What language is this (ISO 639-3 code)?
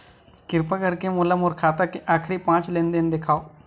hne